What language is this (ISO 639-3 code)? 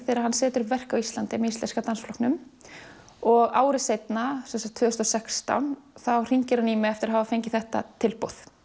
isl